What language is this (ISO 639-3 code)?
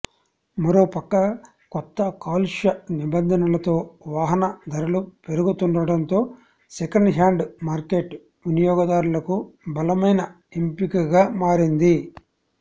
tel